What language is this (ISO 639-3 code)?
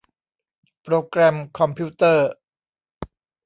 tha